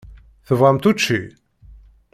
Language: Kabyle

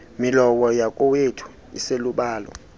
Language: Xhosa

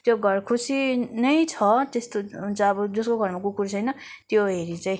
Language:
Nepali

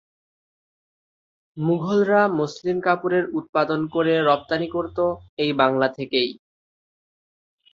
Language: Bangla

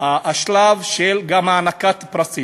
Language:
Hebrew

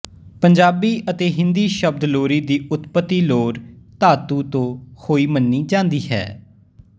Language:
Punjabi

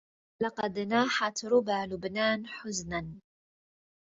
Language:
Arabic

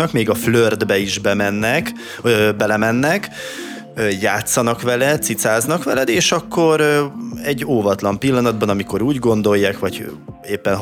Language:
Hungarian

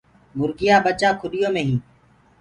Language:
Gurgula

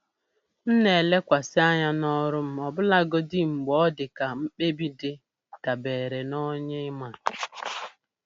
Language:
Igbo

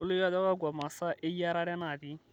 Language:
Masai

